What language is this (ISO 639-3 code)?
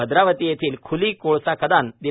mar